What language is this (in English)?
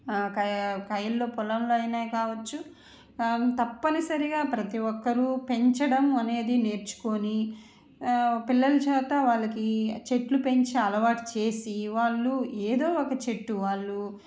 Telugu